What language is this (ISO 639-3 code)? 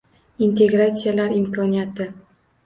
uzb